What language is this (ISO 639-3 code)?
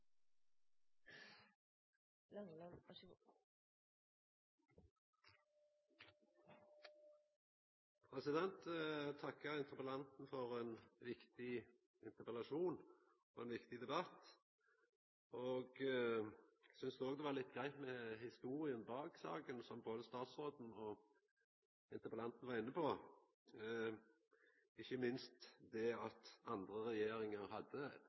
nor